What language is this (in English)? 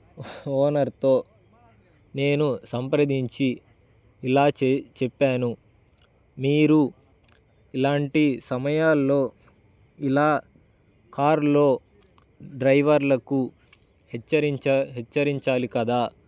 Telugu